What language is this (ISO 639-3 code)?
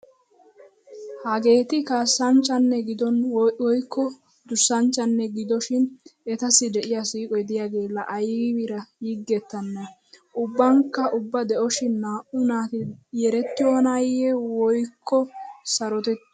wal